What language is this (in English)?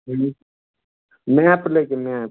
Maithili